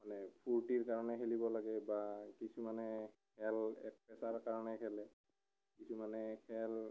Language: Assamese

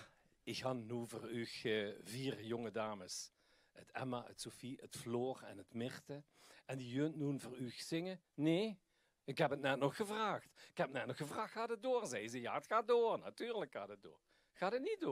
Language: Dutch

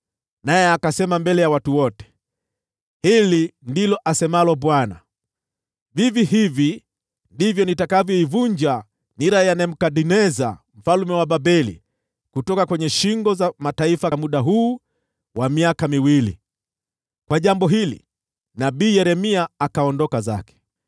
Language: Swahili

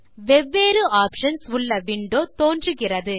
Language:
Tamil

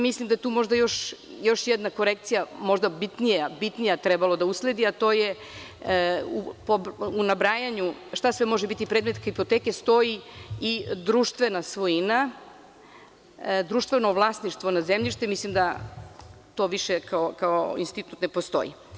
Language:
Serbian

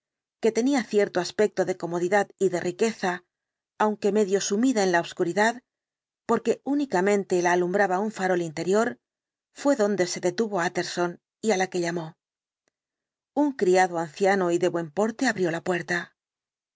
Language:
Spanish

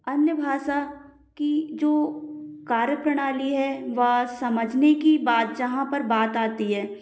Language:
Hindi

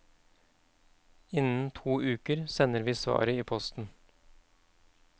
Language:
Norwegian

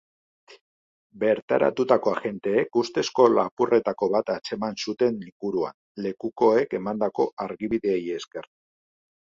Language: Basque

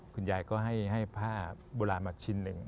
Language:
Thai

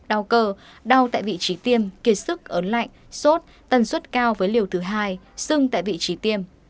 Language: Vietnamese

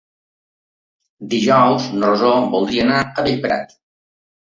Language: Catalan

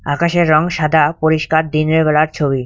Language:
Bangla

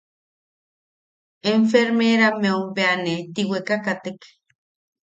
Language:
Yaqui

